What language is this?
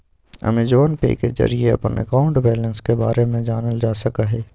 Magahi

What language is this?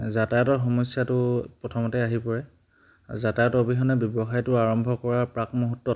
Assamese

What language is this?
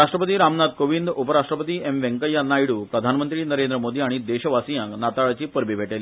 Konkani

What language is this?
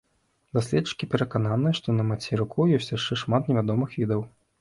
Belarusian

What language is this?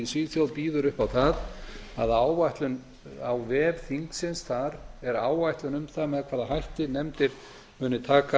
Icelandic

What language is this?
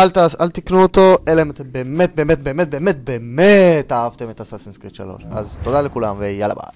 Hebrew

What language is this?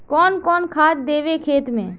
Magahi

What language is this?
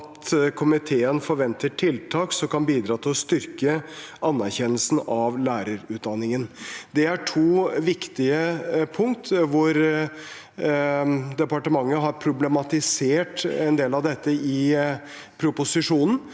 Norwegian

